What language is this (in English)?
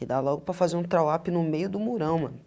Portuguese